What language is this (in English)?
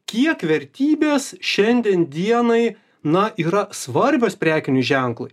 Lithuanian